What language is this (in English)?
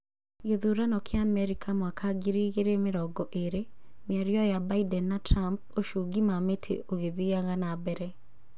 Kikuyu